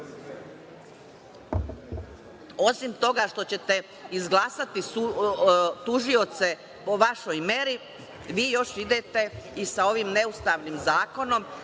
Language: Serbian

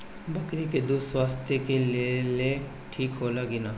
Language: Bhojpuri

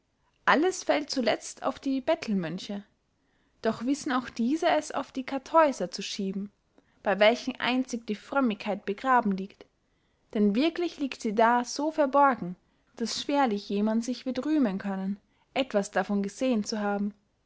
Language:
German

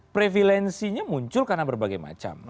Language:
Indonesian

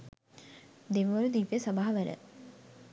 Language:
Sinhala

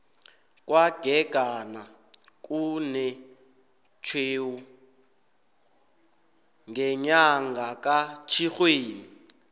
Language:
South Ndebele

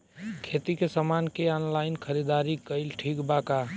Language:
Bhojpuri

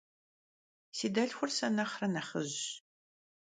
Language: Kabardian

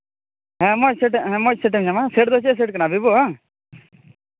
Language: Santali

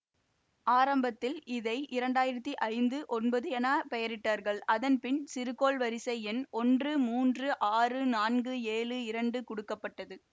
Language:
Tamil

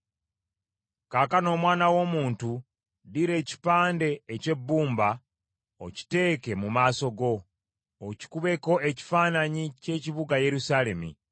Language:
Ganda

